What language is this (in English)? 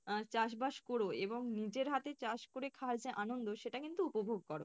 Bangla